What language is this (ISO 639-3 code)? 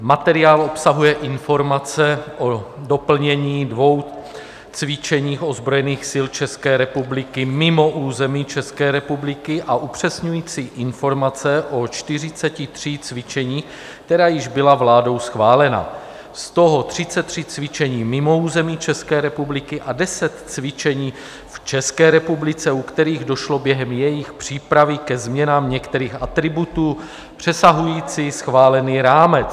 ces